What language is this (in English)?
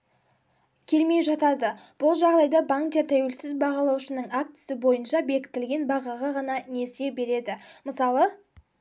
Kazakh